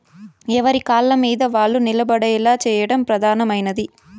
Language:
Telugu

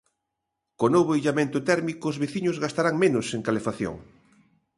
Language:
Galician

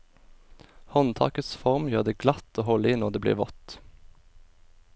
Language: Norwegian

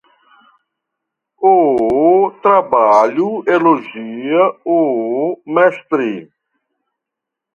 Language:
Portuguese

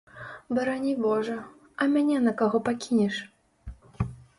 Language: Belarusian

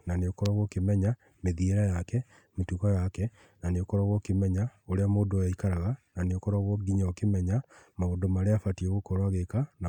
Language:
Kikuyu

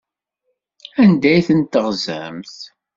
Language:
Kabyle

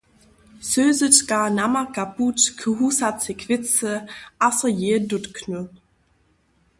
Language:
Upper Sorbian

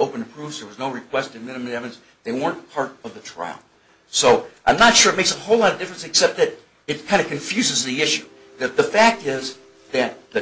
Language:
English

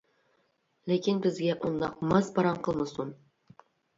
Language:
Uyghur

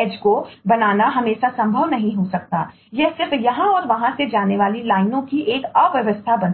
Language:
Hindi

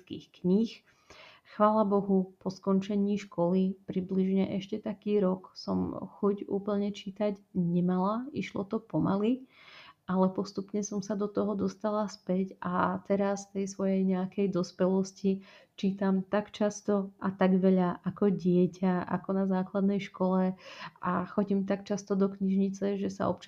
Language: Slovak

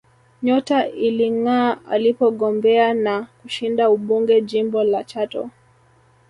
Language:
Swahili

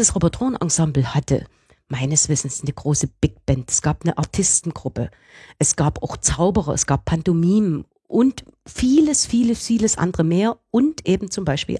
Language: German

